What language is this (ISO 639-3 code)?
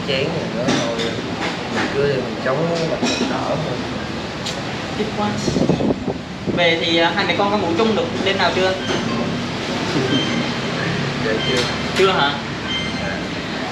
vie